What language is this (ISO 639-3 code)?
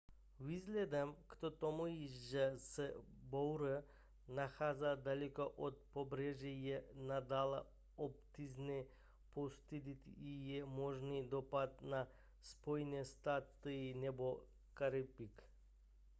ces